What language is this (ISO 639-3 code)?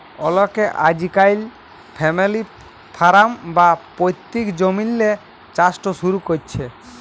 ben